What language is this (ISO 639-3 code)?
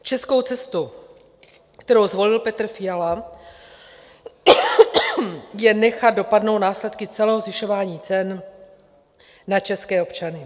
ces